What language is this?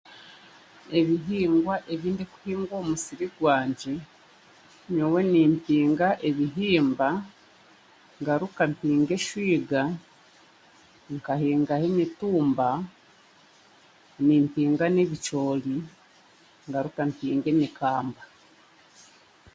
Chiga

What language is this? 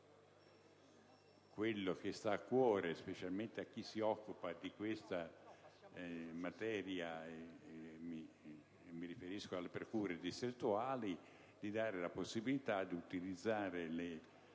Italian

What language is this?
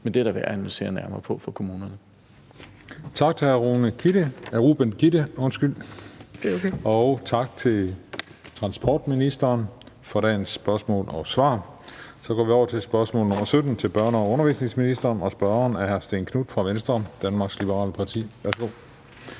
Danish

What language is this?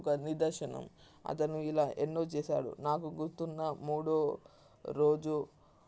Telugu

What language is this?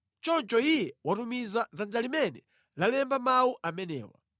Nyanja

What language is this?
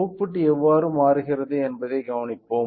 Tamil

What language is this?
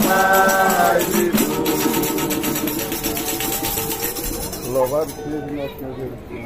Portuguese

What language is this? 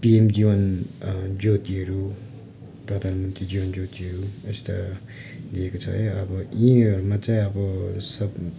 Nepali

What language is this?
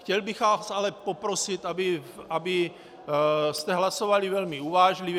Czech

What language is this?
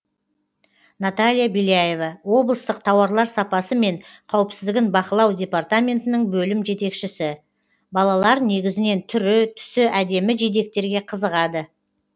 Kazakh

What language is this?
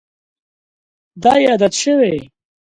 Pashto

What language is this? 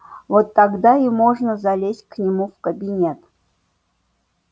Russian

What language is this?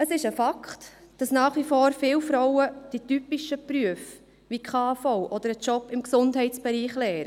Swiss German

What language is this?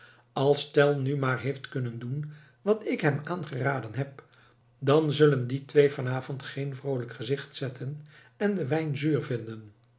Dutch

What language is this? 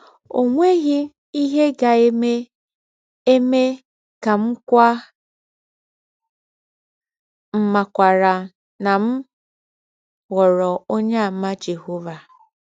Igbo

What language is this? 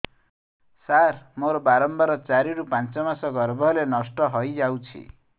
Odia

